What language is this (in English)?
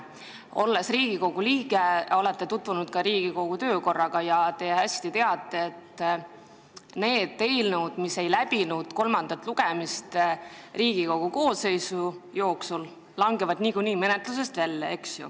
Estonian